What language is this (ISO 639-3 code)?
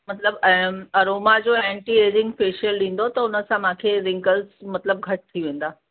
snd